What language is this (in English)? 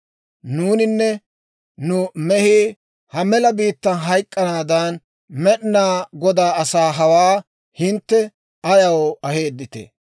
Dawro